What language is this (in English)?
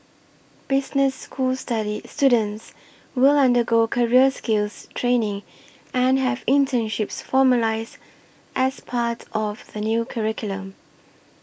English